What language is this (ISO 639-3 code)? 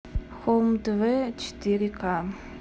rus